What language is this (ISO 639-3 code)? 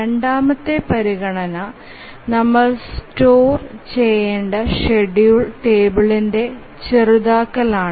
mal